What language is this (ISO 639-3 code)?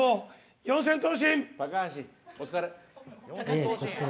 jpn